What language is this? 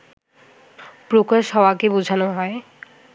Bangla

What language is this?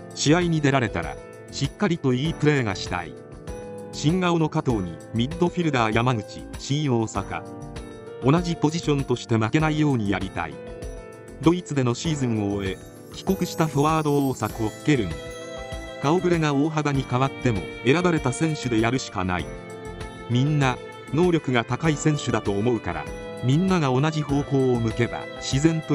Japanese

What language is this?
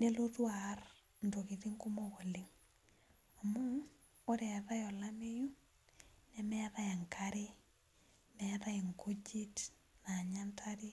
Masai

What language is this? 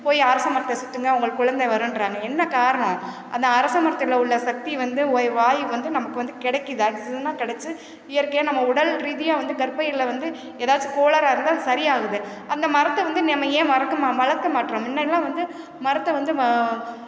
Tamil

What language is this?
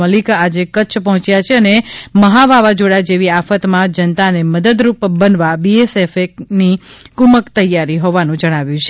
Gujarati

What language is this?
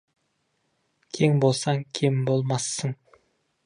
Kazakh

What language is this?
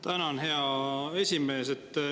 Estonian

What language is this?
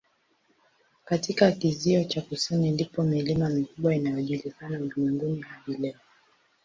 Swahili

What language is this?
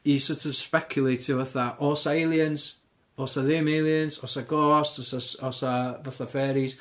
Welsh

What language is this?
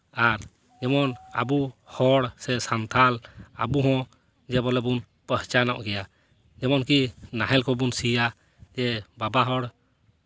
Santali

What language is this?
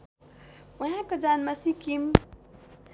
Nepali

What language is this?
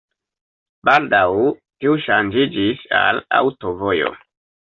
Esperanto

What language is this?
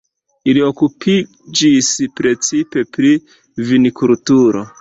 Esperanto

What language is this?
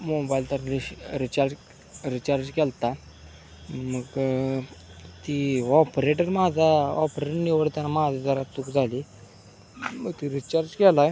Marathi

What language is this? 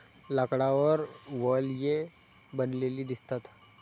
Marathi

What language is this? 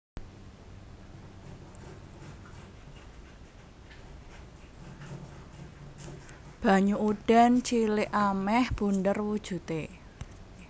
Javanese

